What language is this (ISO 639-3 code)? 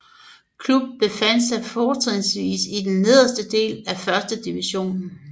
dan